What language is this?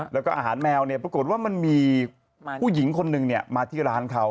Thai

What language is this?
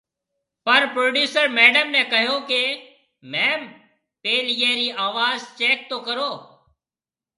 Marwari (Pakistan)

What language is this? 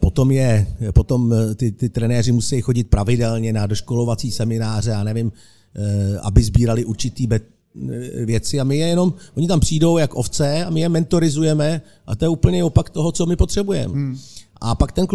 Czech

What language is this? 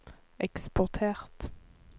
Norwegian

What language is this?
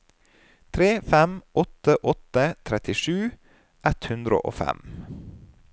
Norwegian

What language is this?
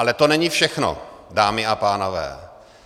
Czech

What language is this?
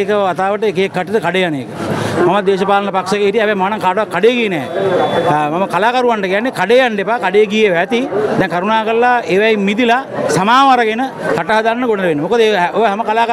Thai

